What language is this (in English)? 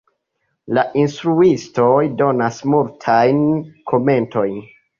Esperanto